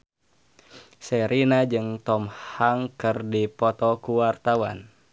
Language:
Sundanese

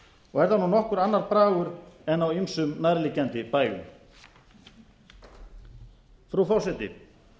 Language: Icelandic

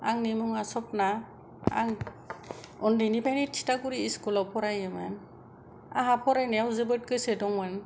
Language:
Bodo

